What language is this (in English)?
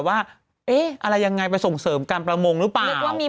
Thai